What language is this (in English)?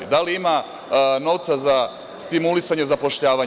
Serbian